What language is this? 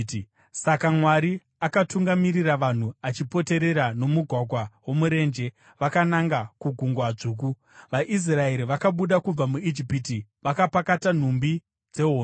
Shona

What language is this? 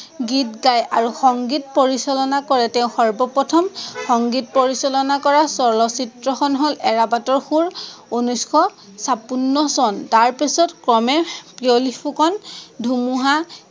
Assamese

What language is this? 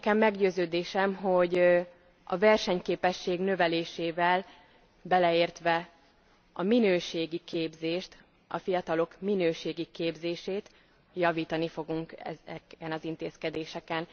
Hungarian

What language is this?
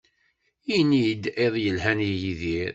Kabyle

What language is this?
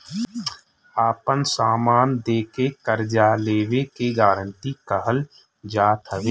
Bhojpuri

